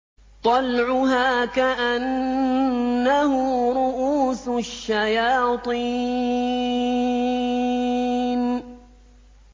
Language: Arabic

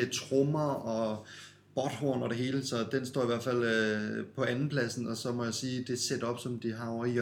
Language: Danish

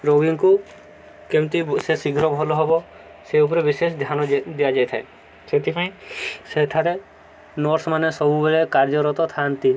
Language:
Odia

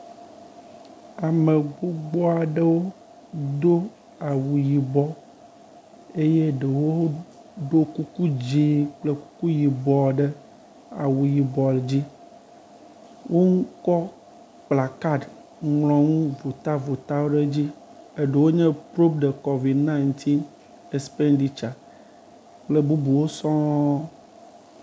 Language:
Ewe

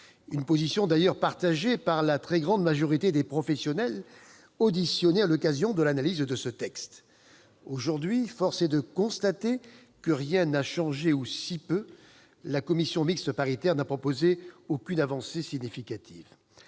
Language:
French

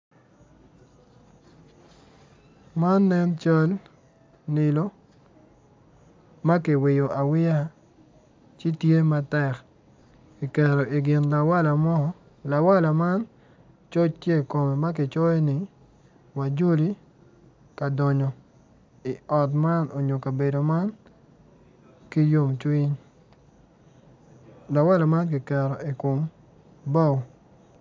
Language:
Acoli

